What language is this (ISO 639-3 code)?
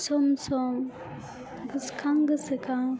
brx